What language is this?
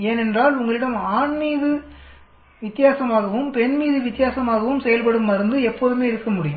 Tamil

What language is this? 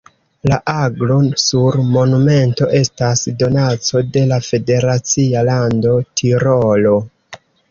Esperanto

